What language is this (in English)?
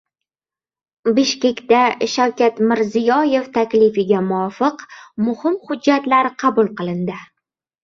Uzbek